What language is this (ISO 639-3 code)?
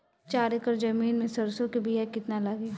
bho